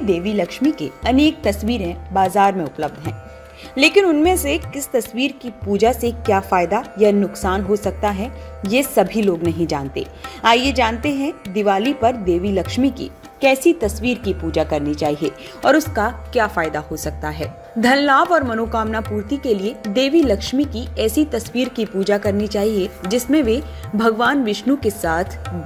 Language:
Hindi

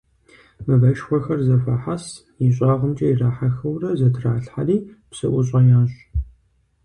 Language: Kabardian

